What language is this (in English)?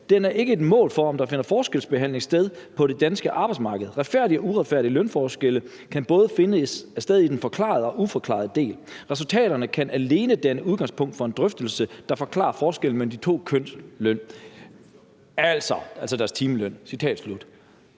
Danish